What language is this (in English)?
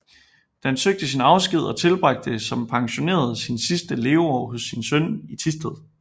Danish